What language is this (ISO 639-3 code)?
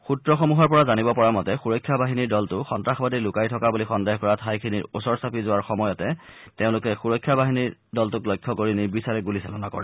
asm